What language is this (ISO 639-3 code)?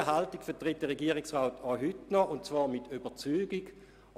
gsw